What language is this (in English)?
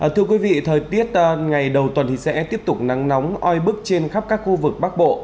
Vietnamese